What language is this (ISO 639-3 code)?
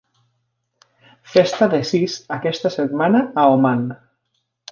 cat